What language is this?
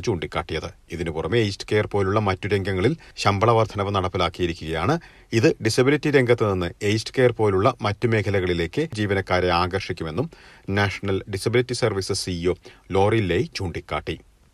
Malayalam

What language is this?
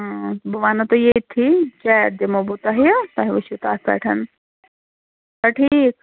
Kashmiri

